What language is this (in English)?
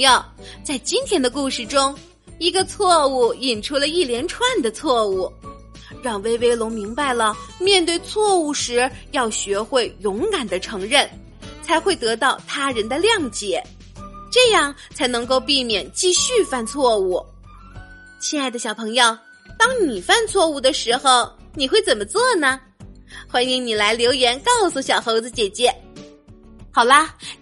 Chinese